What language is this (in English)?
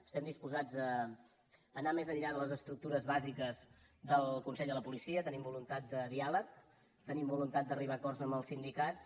Catalan